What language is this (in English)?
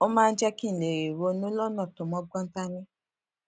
Yoruba